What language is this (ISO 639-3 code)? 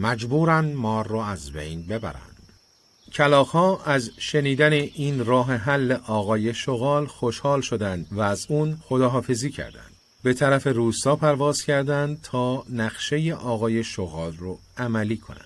fas